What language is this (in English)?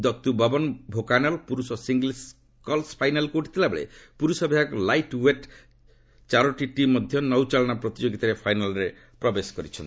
Odia